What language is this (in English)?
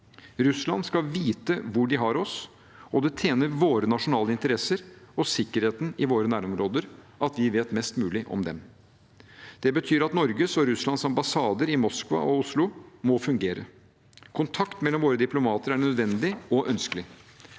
Norwegian